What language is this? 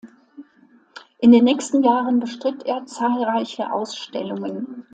German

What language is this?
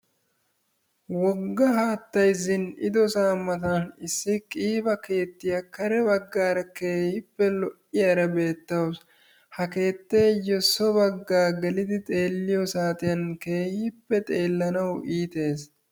Wolaytta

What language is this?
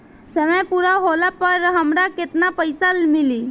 Bhojpuri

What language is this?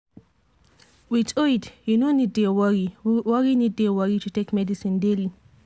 Nigerian Pidgin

